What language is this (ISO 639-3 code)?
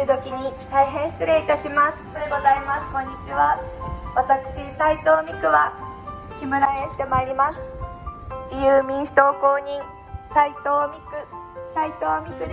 jpn